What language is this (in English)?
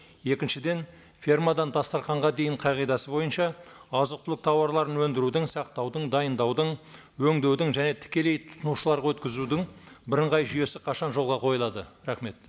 Kazakh